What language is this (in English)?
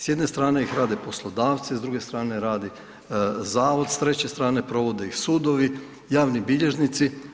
Croatian